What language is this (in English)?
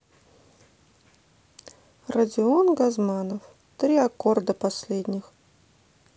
Russian